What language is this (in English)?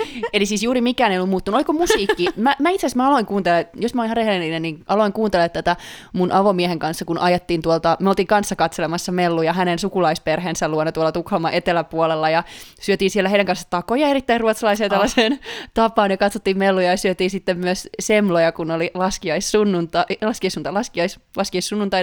Finnish